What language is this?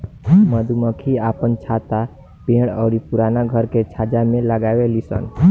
Bhojpuri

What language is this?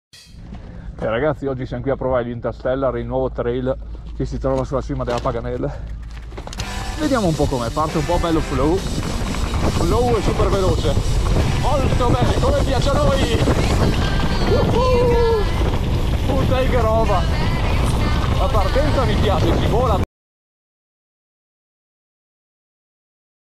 Italian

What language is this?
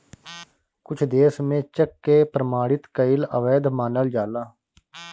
Bhojpuri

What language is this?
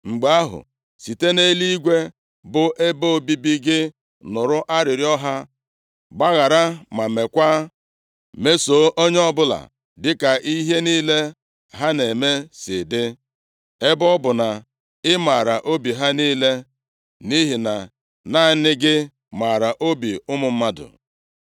Igbo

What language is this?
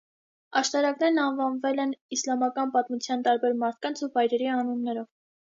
Armenian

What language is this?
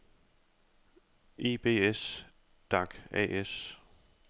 Danish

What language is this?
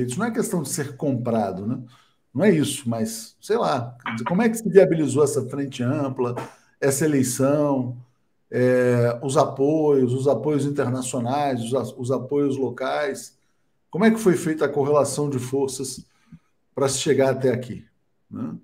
Portuguese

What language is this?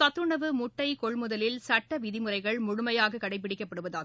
Tamil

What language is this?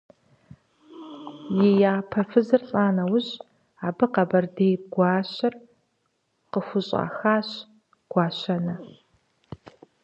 Kabardian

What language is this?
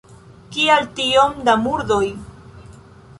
Esperanto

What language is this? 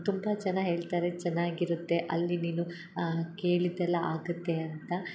Kannada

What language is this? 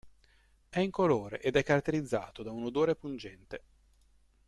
Italian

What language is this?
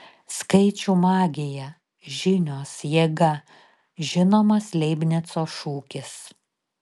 Lithuanian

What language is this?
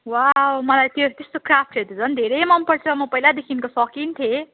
Nepali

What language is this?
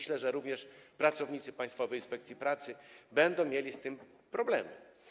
Polish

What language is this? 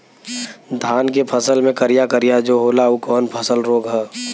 Bhojpuri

